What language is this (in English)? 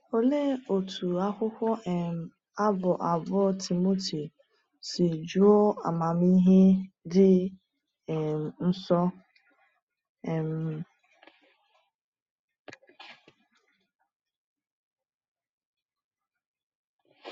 Igbo